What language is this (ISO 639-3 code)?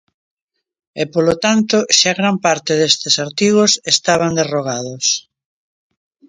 glg